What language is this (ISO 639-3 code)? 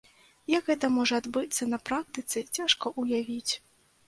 bel